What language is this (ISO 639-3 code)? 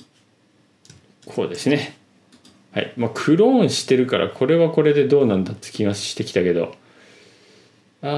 jpn